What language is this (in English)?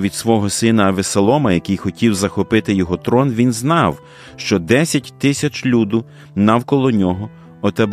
Ukrainian